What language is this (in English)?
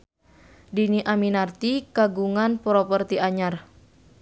Sundanese